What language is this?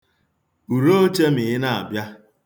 Igbo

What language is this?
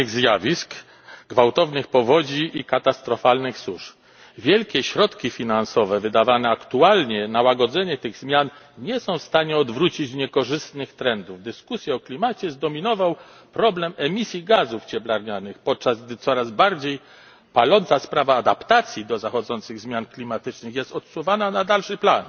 Polish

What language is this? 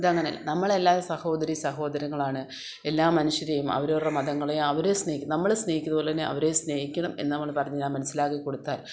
Malayalam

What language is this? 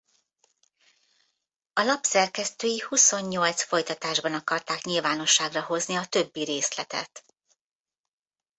Hungarian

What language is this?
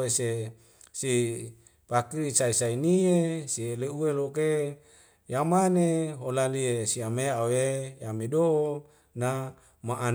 Wemale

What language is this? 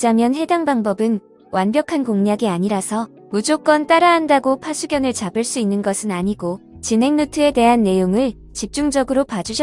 Korean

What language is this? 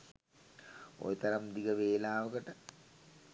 Sinhala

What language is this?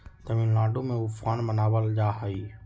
Magahi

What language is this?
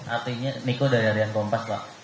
Indonesian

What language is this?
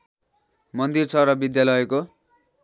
Nepali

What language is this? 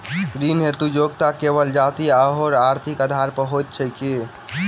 Maithili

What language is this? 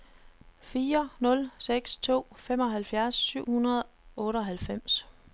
Danish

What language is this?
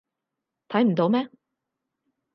Cantonese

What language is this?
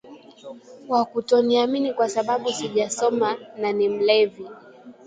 Swahili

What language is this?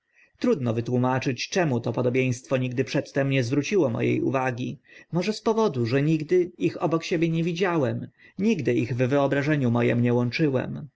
Polish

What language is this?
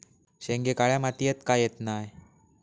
Marathi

